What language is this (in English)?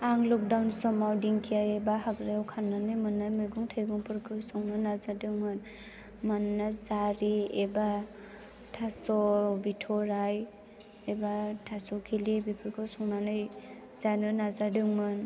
Bodo